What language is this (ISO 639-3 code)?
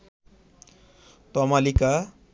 ben